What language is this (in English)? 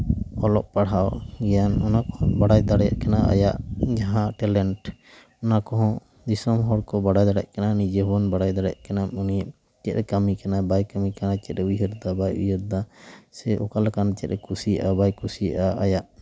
Santali